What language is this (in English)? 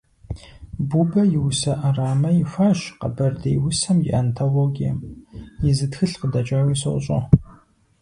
Kabardian